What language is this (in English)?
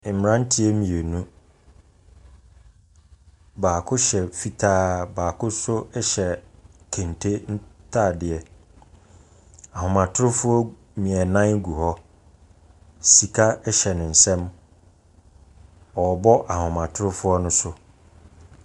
Akan